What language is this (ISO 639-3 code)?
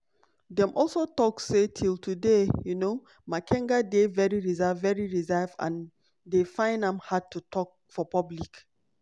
pcm